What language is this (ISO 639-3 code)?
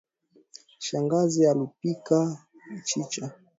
swa